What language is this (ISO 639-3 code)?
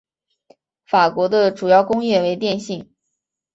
zho